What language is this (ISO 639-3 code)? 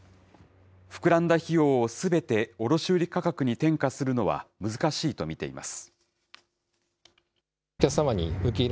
jpn